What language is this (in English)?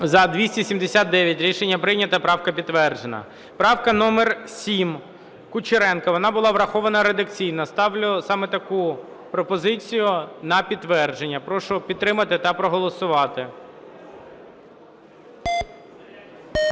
Ukrainian